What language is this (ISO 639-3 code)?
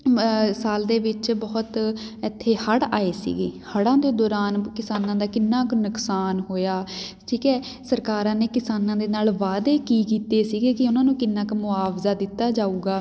pan